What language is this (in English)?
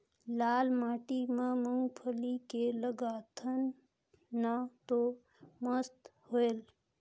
Chhattisgarhi